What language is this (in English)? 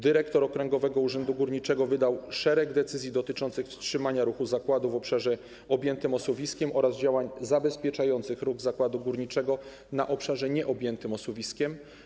Polish